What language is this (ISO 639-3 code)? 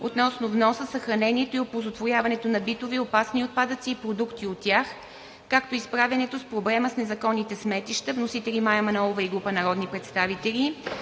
bul